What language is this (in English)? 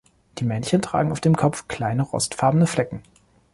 German